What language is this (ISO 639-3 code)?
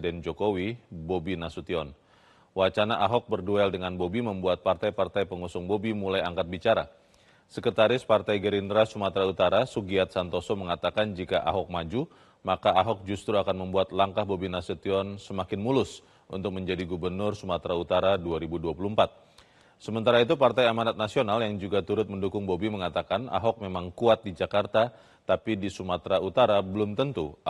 ind